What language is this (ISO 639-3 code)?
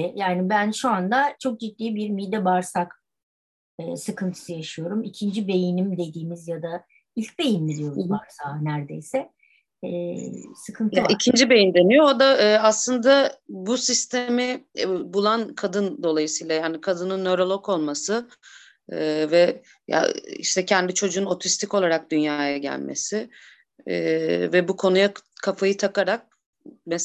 tur